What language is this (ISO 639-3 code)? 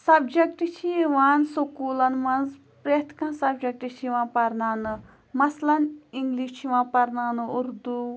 kas